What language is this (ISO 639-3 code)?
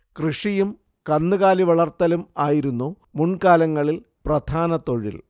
mal